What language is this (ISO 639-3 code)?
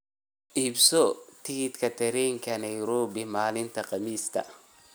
som